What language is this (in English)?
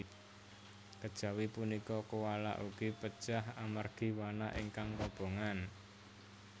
Javanese